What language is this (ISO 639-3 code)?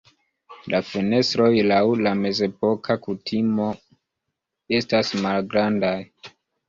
epo